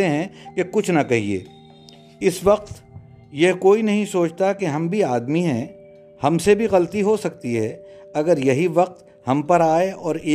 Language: Urdu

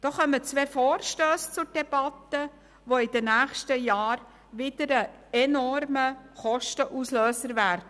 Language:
Swiss German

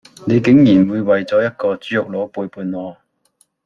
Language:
Cantonese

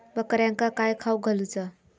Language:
Marathi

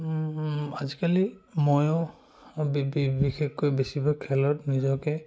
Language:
Assamese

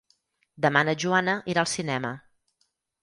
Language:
Catalan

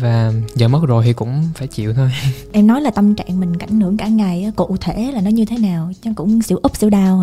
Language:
Vietnamese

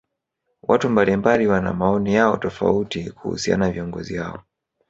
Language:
Swahili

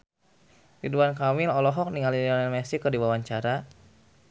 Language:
Sundanese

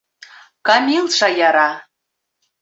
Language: Bashkir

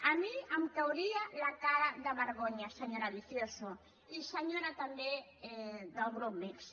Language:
Catalan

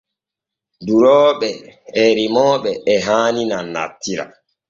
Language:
Borgu Fulfulde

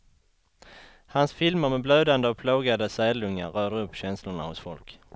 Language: Swedish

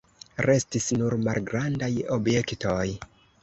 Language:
Esperanto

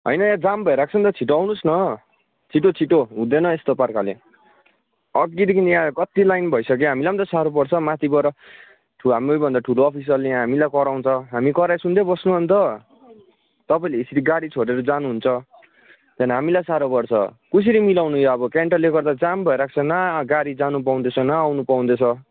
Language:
Nepali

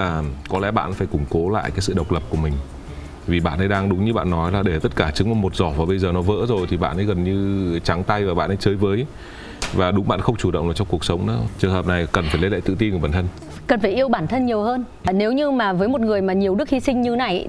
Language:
Vietnamese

